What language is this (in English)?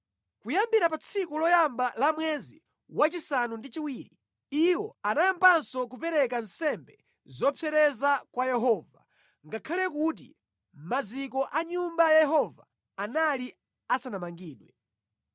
Nyanja